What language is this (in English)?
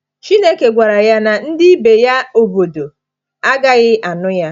Igbo